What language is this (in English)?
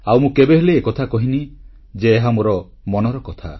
Odia